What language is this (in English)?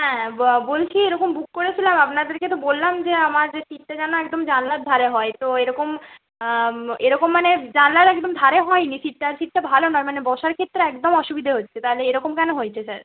Bangla